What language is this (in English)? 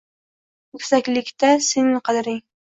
Uzbek